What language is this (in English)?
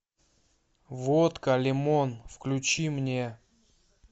Russian